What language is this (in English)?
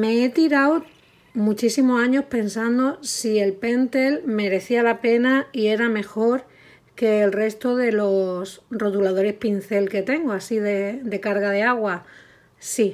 Spanish